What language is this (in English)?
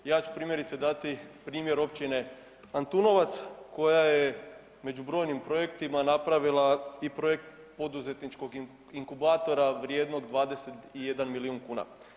Croatian